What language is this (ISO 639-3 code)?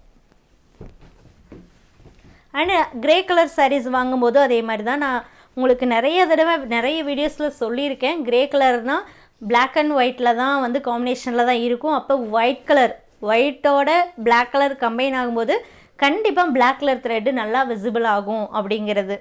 tam